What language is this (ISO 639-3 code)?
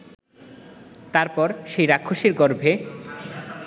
ben